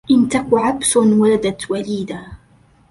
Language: Arabic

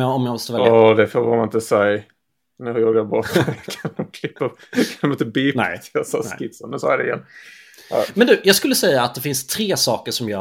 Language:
Swedish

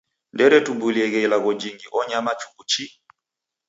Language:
Taita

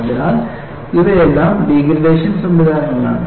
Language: Malayalam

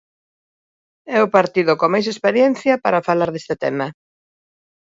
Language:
Galician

